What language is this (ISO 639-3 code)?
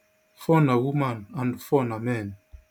pcm